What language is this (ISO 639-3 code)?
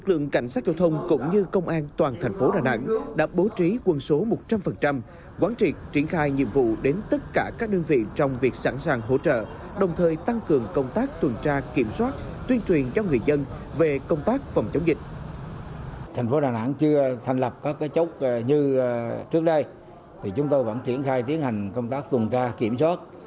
vie